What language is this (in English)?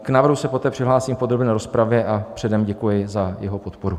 Czech